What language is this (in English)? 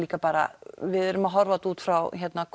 Icelandic